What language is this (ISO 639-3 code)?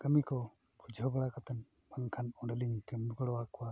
sat